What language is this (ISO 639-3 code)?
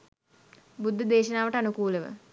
sin